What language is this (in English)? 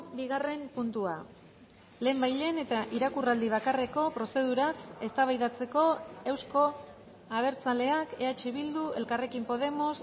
Basque